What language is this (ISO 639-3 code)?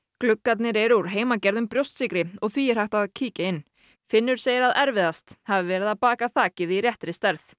isl